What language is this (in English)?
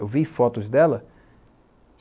Portuguese